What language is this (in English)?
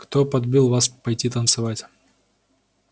Russian